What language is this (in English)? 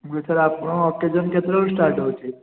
Odia